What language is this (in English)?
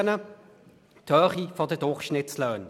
Swiss German